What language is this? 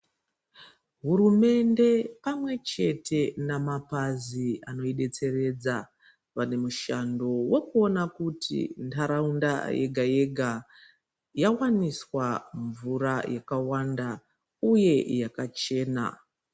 Ndau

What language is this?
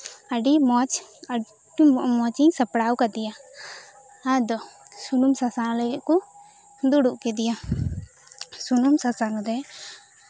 Santali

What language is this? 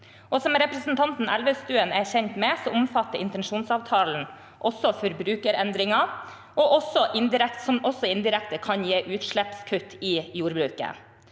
Norwegian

